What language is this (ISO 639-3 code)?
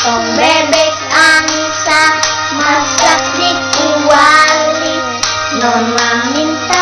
ind